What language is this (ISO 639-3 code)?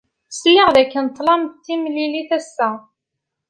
kab